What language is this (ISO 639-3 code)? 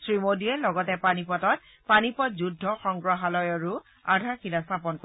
asm